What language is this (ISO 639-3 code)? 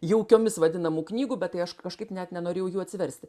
lit